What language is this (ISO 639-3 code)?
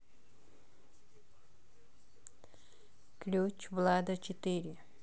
rus